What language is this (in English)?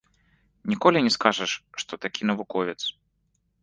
Belarusian